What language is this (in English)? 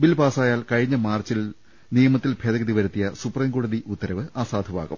Malayalam